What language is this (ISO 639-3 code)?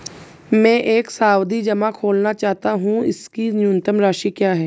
hin